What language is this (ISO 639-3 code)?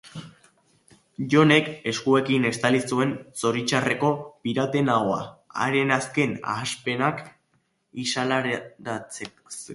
eus